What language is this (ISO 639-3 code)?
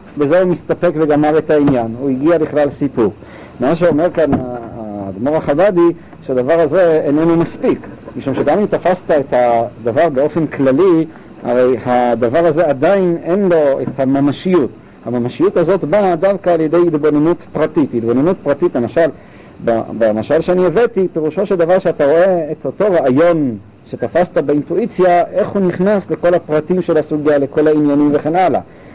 heb